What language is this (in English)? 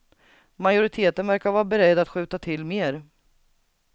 Swedish